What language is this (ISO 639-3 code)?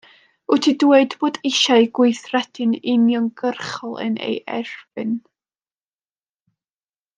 cym